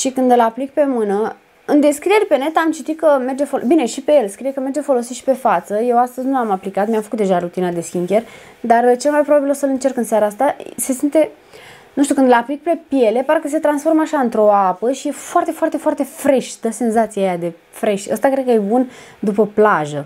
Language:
Romanian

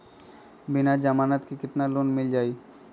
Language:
Magahi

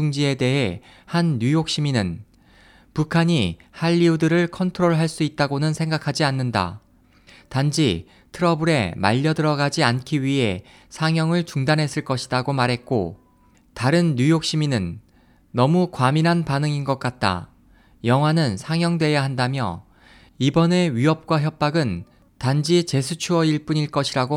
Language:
Korean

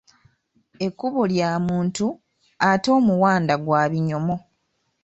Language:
Ganda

